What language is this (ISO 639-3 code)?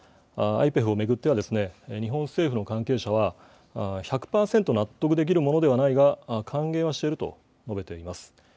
jpn